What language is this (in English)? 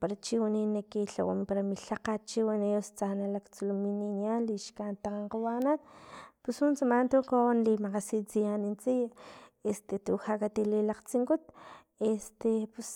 Filomena Mata-Coahuitlán Totonac